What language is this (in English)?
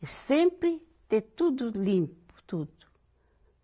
Portuguese